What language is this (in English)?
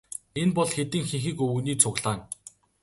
Mongolian